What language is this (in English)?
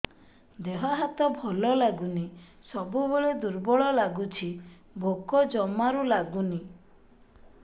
Odia